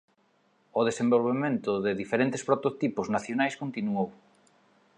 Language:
Galician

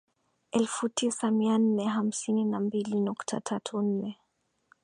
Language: Swahili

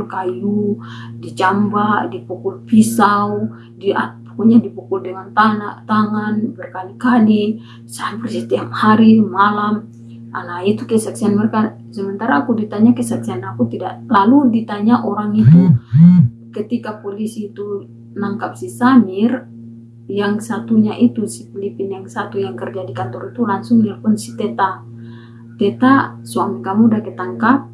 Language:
Indonesian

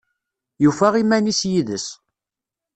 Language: Kabyle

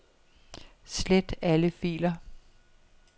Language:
Danish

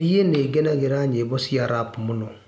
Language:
Kikuyu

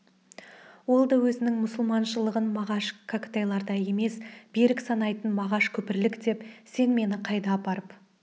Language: Kazakh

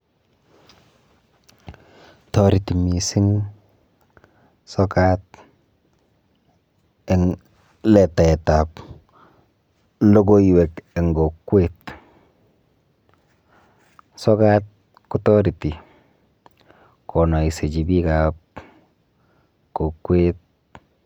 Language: Kalenjin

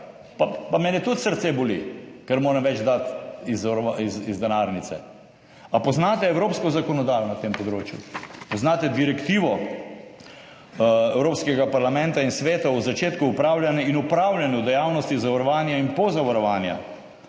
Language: Slovenian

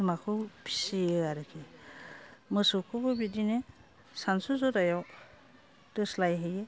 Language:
Bodo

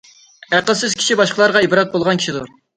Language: Uyghur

